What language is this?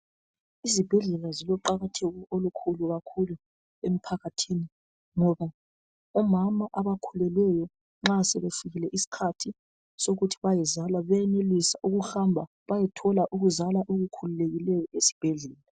North Ndebele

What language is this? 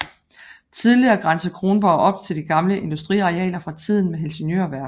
Danish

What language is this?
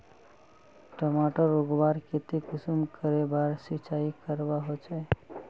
Magahi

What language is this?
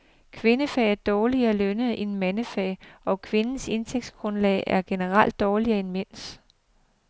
Danish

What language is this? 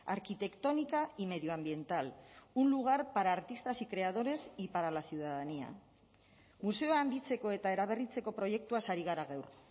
Spanish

